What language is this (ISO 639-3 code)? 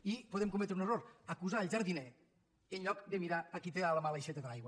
cat